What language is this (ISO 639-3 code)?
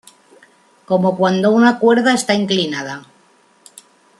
spa